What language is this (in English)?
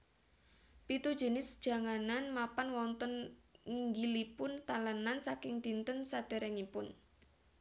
Javanese